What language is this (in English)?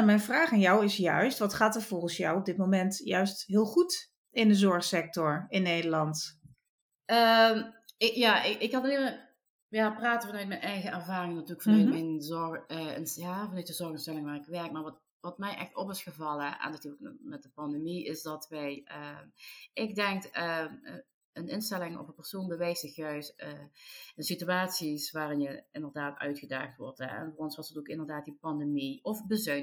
Dutch